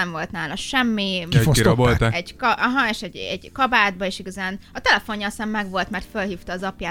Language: Hungarian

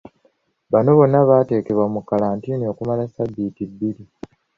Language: Ganda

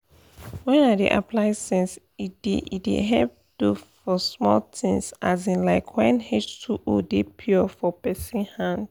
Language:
Nigerian Pidgin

